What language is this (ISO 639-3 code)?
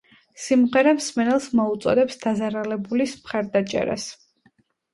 kat